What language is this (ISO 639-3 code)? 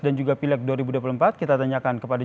ind